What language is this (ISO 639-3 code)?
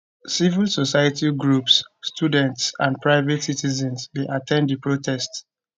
pcm